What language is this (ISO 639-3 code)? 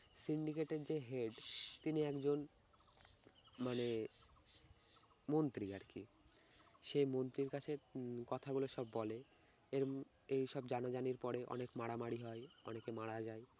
ben